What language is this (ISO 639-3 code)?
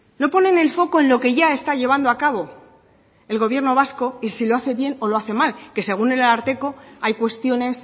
spa